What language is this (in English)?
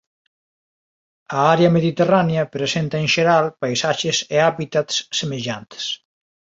Galician